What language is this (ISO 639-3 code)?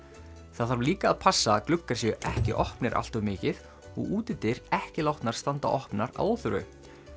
isl